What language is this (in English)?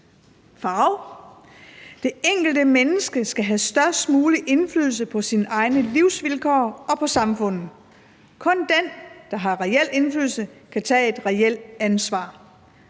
Danish